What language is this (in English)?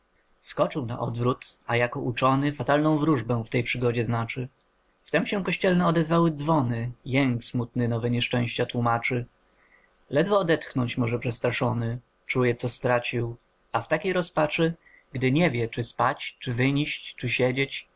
Polish